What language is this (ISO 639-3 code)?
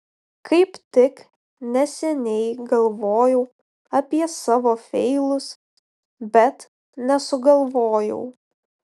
lit